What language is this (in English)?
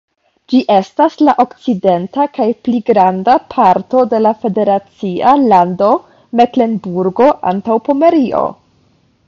Esperanto